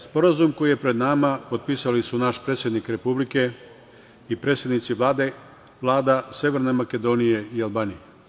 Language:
Serbian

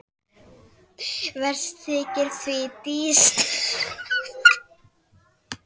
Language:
Icelandic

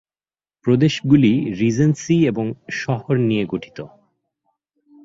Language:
Bangla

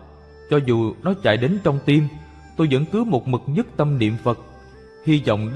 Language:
Vietnamese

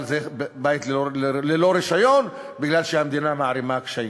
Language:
Hebrew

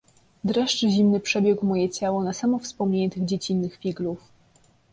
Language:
Polish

